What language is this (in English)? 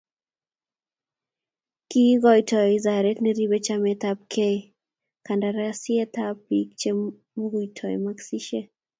Kalenjin